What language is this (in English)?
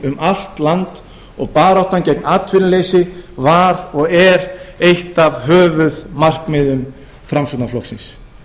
Icelandic